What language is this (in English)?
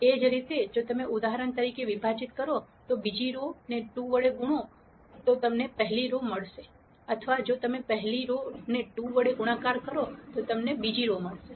Gujarati